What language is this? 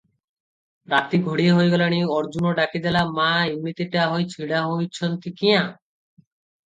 Odia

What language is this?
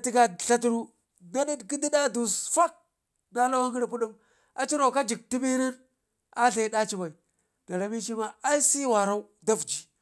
Ngizim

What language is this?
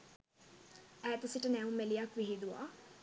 Sinhala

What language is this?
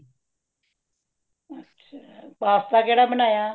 Punjabi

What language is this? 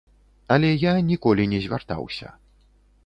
Belarusian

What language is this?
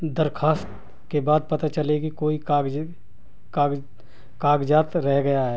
Urdu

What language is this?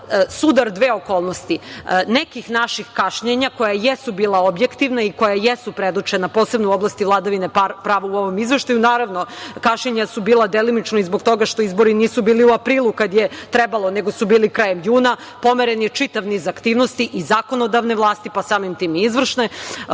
Serbian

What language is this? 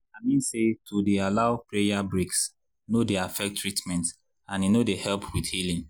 Nigerian Pidgin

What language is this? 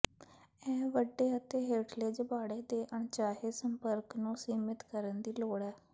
Punjabi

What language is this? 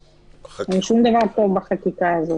Hebrew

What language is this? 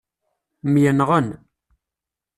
Kabyle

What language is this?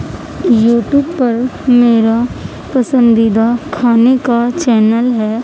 Urdu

